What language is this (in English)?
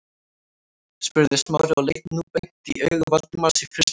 Icelandic